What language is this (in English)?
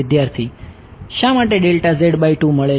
Gujarati